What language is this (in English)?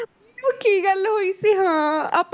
Punjabi